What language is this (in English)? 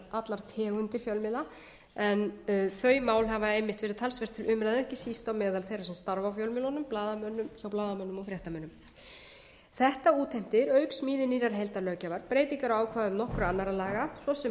Icelandic